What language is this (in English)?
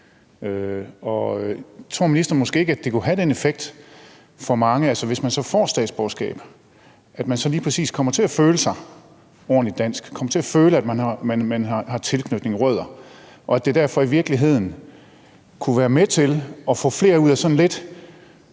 Danish